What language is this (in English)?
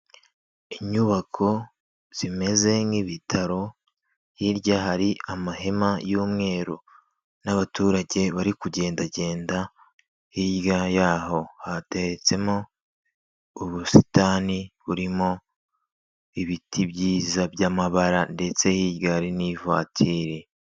Kinyarwanda